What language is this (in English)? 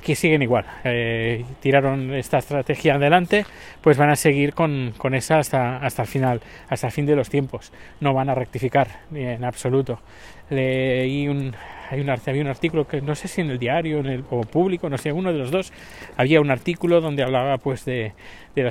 Spanish